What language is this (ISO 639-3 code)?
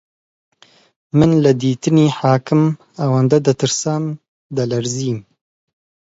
ckb